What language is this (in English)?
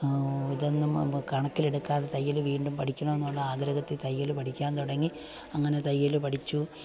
Malayalam